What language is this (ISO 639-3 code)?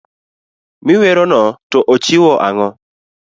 luo